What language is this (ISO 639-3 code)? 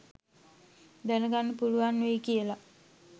sin